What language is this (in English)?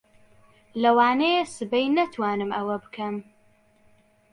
Central Kurdish